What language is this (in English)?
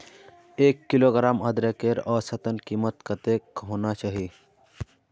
Magahi